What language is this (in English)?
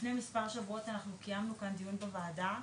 Hebrew